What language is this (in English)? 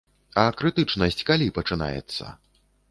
Belarusian